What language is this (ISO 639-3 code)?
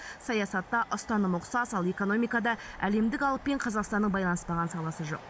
kaz